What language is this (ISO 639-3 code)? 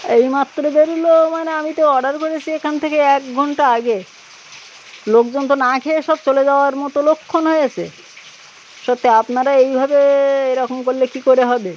ben